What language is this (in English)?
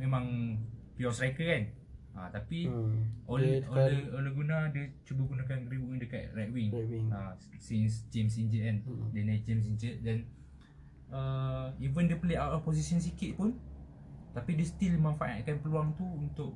Malay